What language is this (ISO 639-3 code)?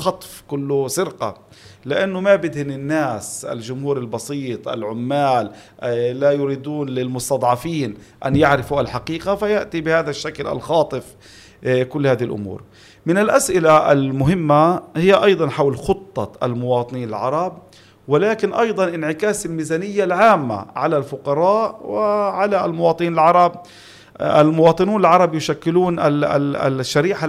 ara